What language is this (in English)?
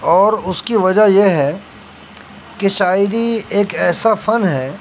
Urdu